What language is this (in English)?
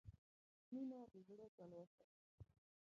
Pashto